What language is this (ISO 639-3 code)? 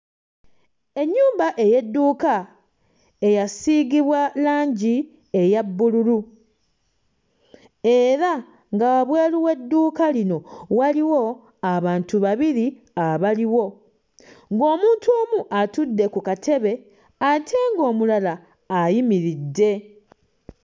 lug